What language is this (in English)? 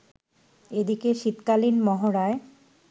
Bangla